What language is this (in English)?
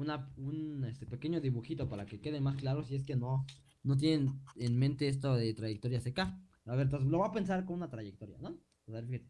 Spanish